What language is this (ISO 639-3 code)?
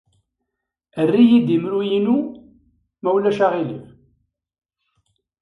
kab